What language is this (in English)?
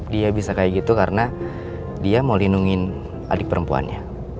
Indonesian